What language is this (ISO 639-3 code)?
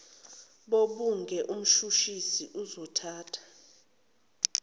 zul